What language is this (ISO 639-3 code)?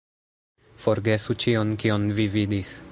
epo